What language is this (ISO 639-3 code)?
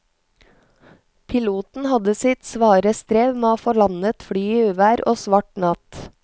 nor